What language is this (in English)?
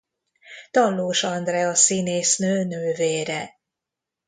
Hungarian